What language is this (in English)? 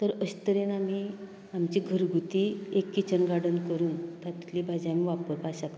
Konkani